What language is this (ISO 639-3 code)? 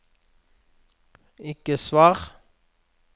nor